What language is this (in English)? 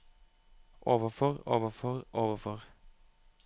Norwegian